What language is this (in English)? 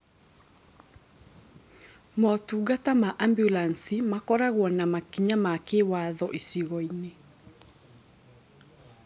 Kikuyu